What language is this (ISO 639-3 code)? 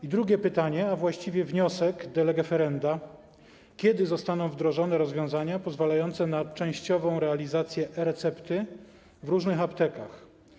pol